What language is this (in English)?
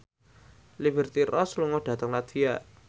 Javanese